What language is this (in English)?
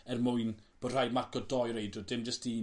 Welsh